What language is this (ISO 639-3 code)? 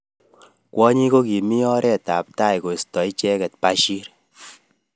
kln